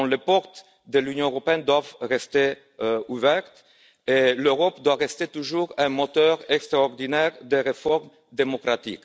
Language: French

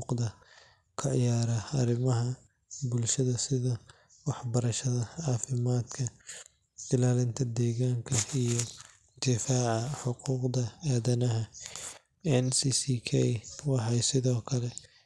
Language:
Somali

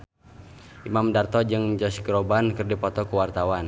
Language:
Sundanese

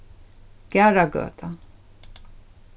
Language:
Faroese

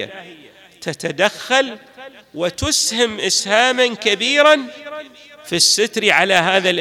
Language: Arabic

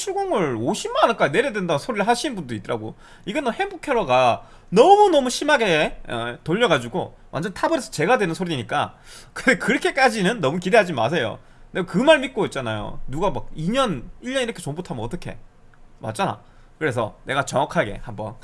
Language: Korean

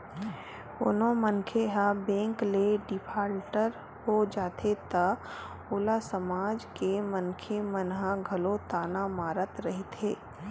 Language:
Chhattisgarhi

